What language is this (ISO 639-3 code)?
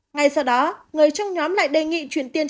vie